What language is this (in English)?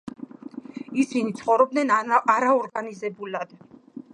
Georgian